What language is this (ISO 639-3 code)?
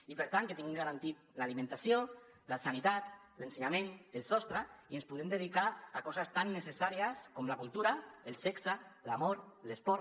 cat